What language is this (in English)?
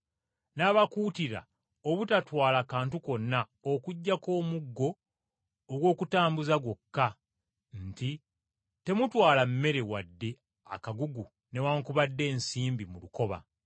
Ganda